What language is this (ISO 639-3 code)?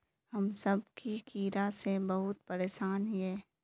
mag